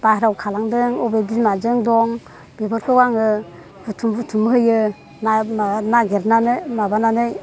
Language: Bodo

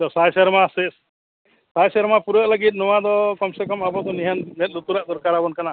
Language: Santali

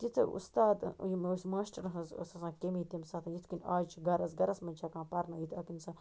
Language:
Kashmiri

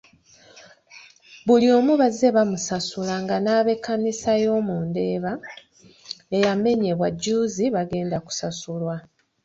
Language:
Ganda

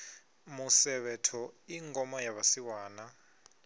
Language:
Venda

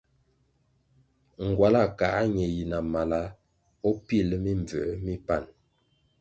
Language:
Kwasio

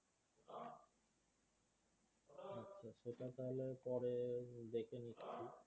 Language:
Bangla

